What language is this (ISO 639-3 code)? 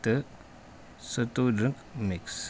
kas